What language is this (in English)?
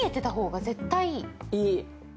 Japanese